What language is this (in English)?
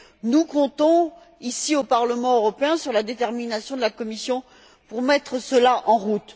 French